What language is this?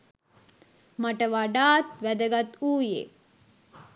Sinhala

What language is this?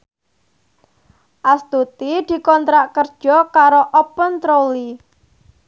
Javanese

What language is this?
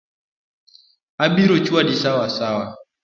Luo (Kenya and Tanzania)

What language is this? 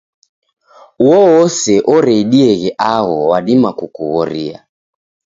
Taita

